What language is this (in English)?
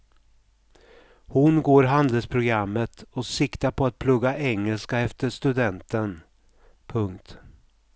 Swedish